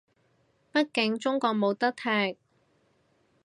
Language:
Cantonese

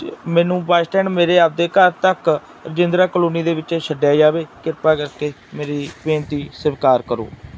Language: Punjabi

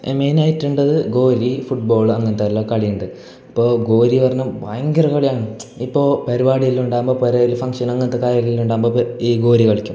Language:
Malayalam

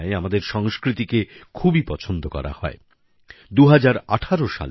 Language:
Bangla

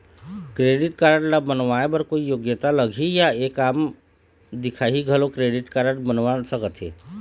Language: Chhattisgarhi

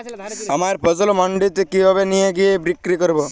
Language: Bangla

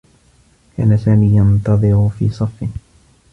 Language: Arabic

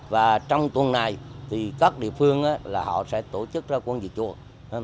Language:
Vietnamese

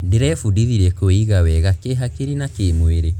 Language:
Kikuyu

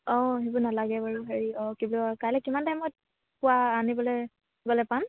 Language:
Assamese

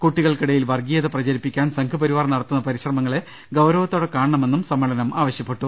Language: Malayalam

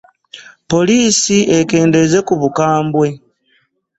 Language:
Ganda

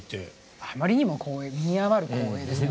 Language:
Japanese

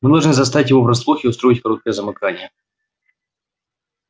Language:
Russian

